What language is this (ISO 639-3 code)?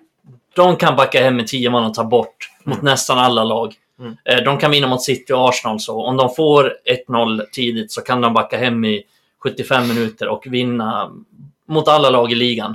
swe